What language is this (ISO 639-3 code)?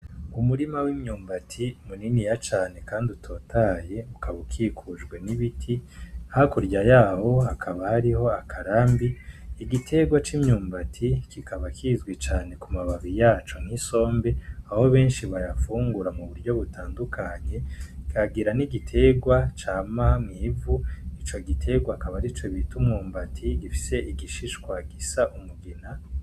run